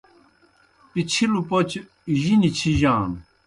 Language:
Kohistani Shina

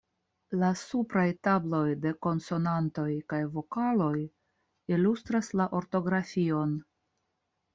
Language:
Esperanto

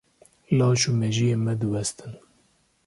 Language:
Kurdish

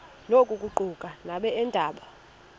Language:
Xhosa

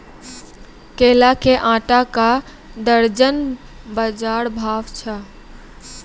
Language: Maithili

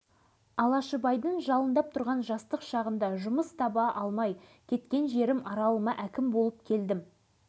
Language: Kazakh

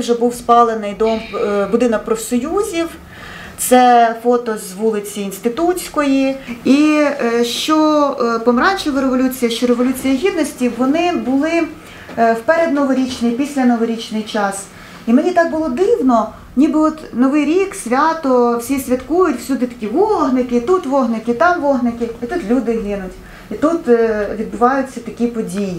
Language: Ukrainian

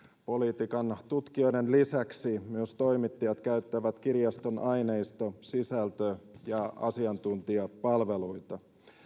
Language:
Finnish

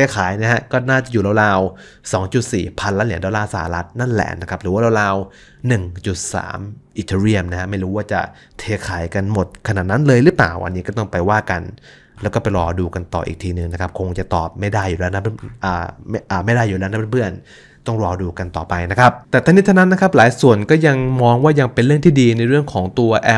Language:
Thai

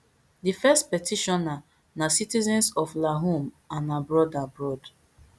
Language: Nigerian Pidgin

